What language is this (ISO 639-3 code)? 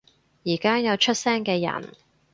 yue